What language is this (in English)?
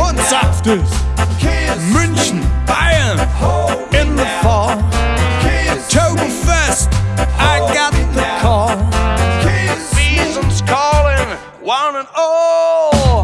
English